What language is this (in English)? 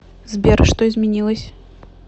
Russian